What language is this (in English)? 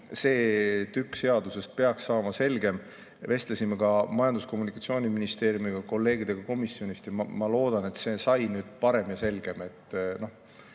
Estonian